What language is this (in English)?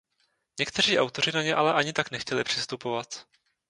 Czech